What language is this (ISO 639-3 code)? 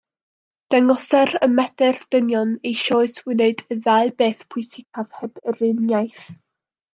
cym